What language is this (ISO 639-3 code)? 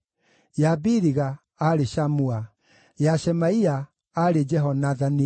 kik